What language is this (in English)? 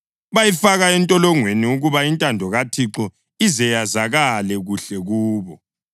North Ndebele